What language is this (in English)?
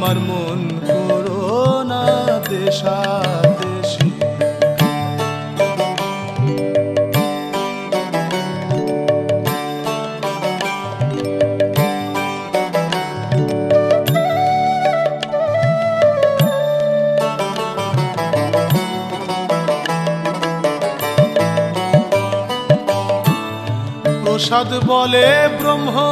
Hindi